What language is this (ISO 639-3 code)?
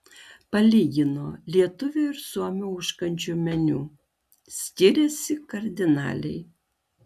lit